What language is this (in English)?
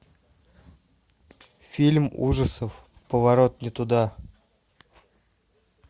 Russian